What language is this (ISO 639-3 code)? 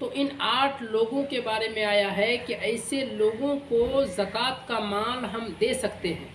urd